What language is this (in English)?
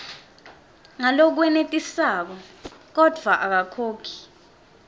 Swati